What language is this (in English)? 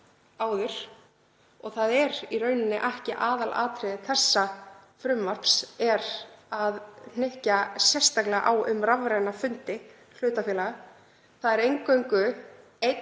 Icelandic